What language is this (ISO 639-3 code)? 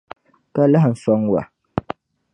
dag